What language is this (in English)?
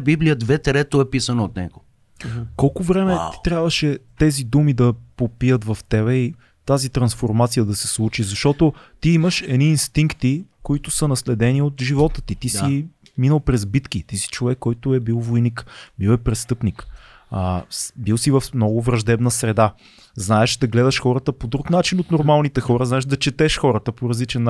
Bulgarian